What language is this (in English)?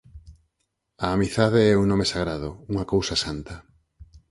Galician